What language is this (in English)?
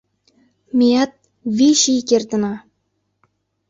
Mari